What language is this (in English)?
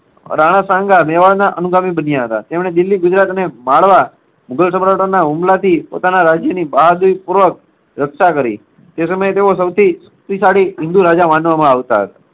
Gujarati